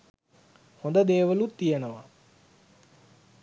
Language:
Sinhala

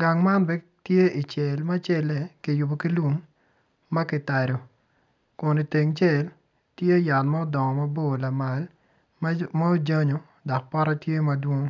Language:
Acoli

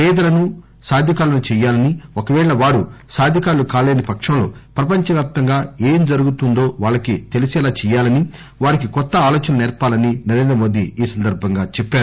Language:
Telugu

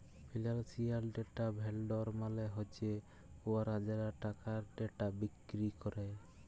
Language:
Bangla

